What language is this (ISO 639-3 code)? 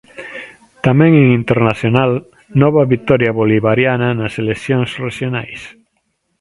glg